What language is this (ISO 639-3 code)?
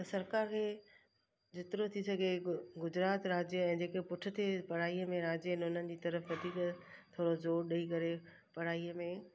snd